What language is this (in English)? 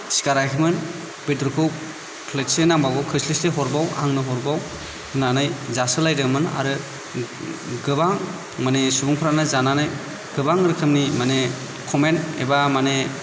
Bodo